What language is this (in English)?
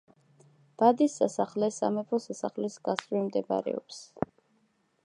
Georgian